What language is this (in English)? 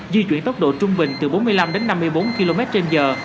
Vietnamese